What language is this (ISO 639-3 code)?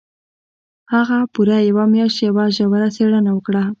pus